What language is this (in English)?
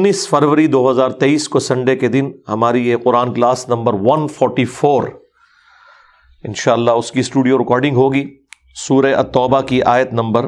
Urdu